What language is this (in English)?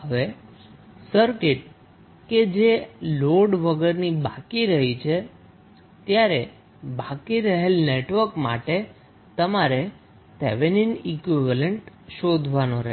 Gujarati